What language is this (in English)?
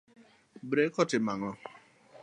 Luo (Kenya and Tanzania)